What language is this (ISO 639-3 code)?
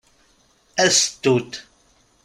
kab